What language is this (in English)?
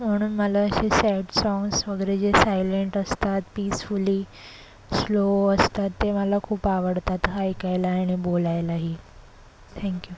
Marathi